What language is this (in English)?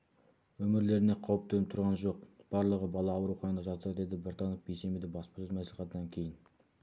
Kazakh